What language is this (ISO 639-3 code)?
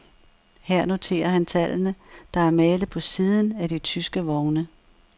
dan